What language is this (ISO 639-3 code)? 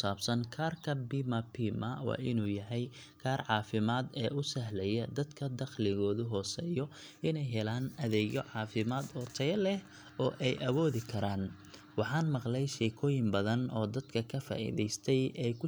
som